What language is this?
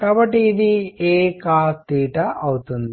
Telugu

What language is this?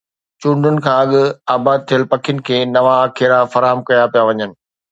Sindhi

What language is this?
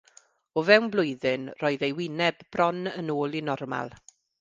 Welsh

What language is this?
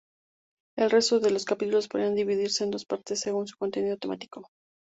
Spanish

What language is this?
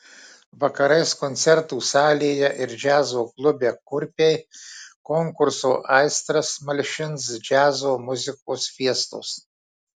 Lithuanian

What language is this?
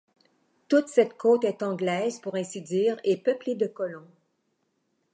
French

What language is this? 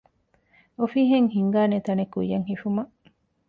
Divehi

